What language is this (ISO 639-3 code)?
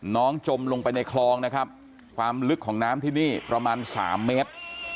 tha